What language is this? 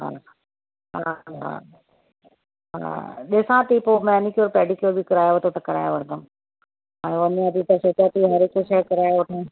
Sindhi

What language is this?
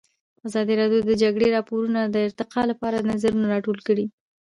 Pashto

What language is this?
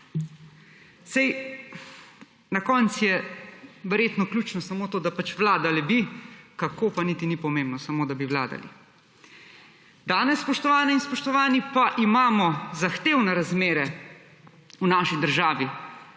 Slovenian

